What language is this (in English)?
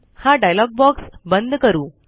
Marathi